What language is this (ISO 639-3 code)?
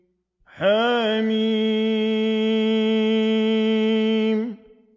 ara